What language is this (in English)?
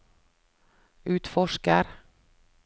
Norwegian